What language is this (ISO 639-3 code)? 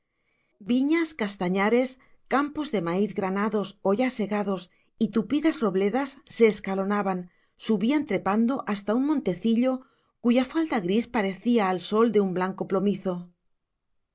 spa